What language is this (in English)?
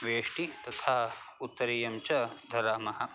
Sanskrit